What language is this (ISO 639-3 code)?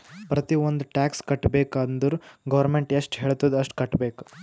kan